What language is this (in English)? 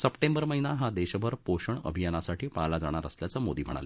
Marathi